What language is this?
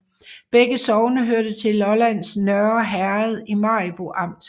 Danish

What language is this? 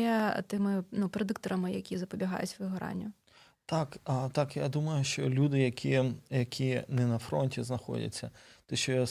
Ukrainian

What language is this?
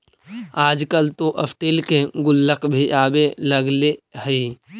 Magahi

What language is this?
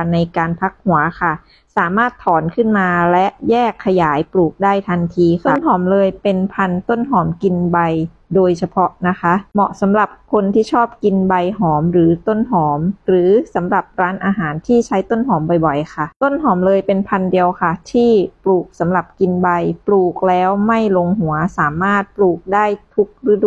Thai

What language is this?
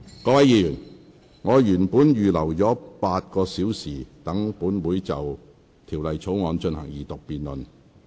Cantonese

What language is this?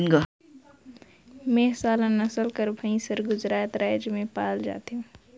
Chhattisgarhi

